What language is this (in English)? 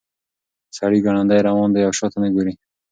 Pashto